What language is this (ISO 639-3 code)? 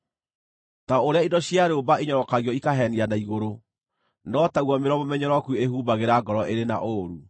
kik